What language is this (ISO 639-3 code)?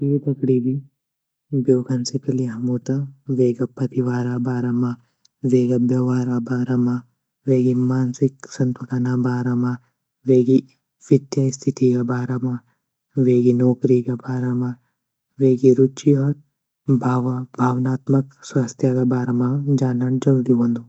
gbm